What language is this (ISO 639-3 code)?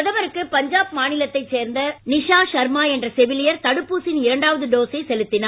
tam